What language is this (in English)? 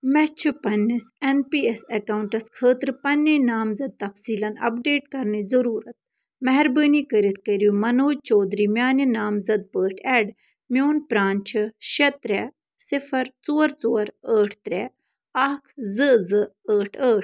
Kashmiri